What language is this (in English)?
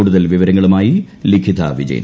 Malayalam